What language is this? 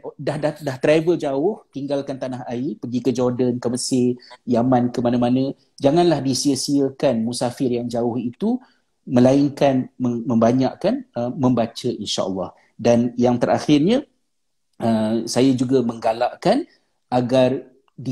Malay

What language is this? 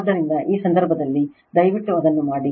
Kannada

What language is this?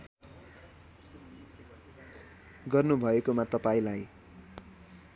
Nepali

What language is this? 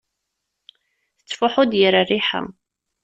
Kabyle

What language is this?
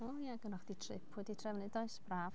Welsh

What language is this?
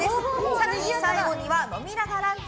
Japanese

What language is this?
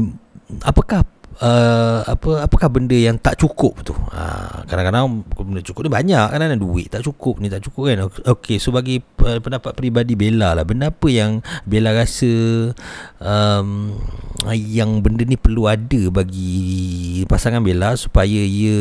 Malay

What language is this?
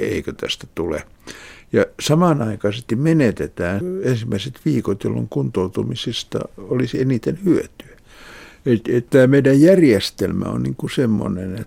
Finnish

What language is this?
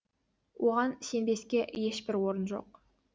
Kazakh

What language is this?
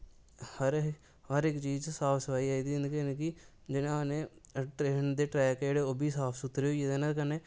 Dogri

